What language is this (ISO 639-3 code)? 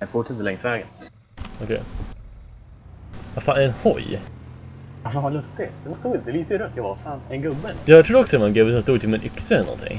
swe